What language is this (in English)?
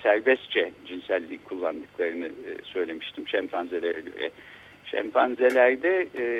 Turkish